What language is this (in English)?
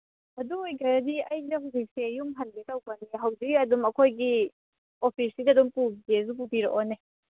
Manipuri